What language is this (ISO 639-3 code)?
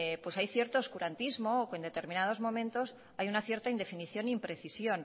spa